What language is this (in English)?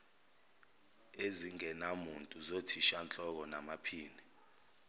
Zulu